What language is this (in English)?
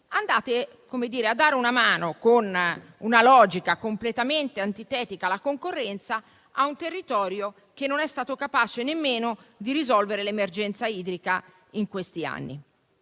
Italian